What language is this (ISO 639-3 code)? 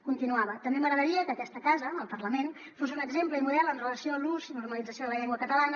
cat